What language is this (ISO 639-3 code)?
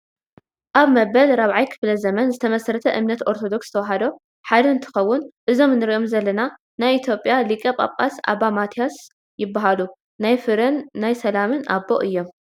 tir